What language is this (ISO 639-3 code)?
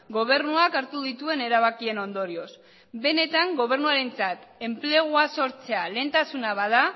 eus